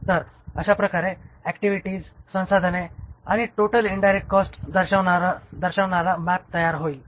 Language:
Marathi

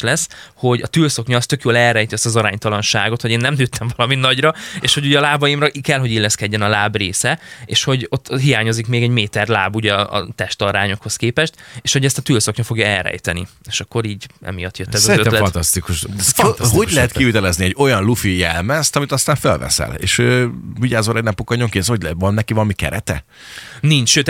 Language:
Hungarian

